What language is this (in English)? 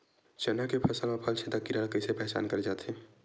Chhattisgarhi